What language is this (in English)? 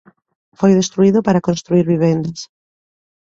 Galician